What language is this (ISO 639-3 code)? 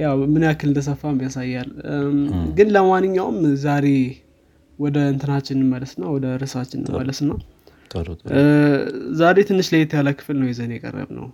amh